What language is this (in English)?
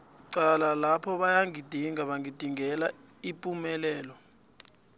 South Ndebele